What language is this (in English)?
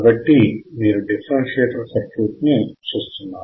Telugu